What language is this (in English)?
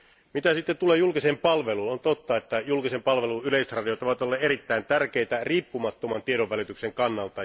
Finnish